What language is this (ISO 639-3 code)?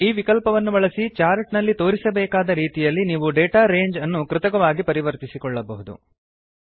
kan